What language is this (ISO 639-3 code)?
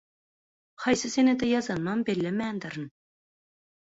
tuk